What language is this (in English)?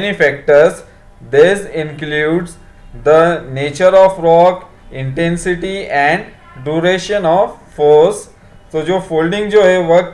Hindi